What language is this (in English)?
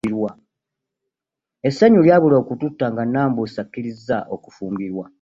Ganda